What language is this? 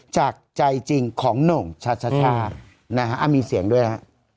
Thai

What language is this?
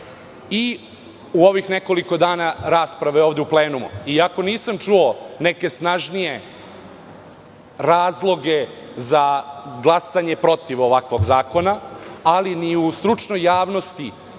Serbian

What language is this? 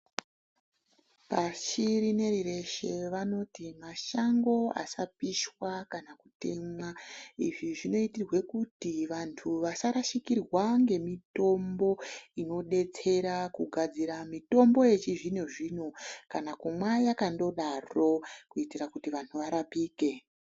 Ndau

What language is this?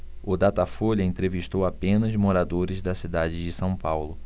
Portuguese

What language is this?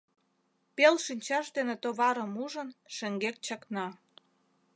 Mari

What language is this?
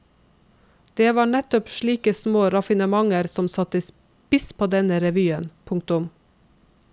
Norwegian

